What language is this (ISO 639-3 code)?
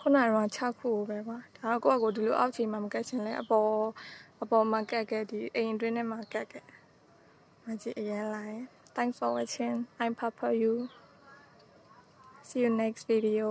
tha